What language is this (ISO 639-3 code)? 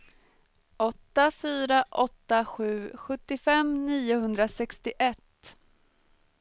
swe